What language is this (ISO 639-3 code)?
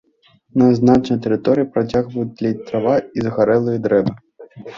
bel